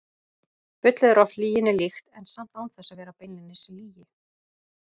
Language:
Icelandic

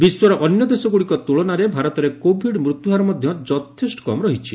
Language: Odia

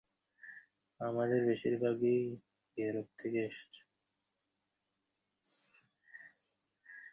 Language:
Bangla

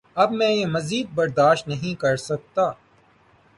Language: Urdu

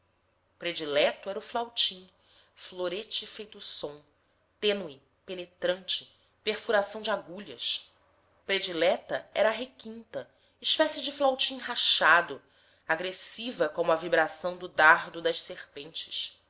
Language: Portuguese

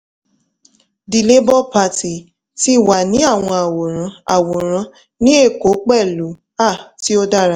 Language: Yoruba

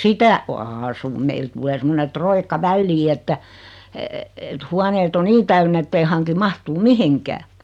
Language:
Finnish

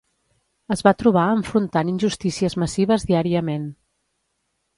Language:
Catalan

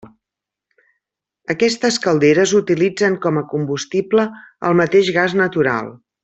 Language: Catalan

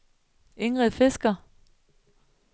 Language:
Danish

